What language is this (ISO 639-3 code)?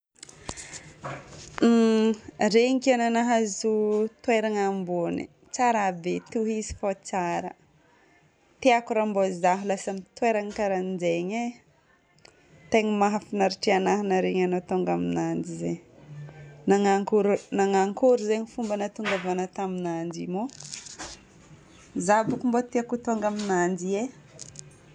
bmm